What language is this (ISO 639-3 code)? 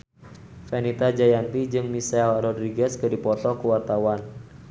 sun